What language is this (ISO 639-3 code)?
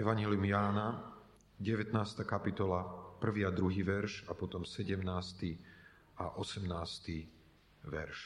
slk